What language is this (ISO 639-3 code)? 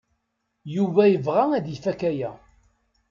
kab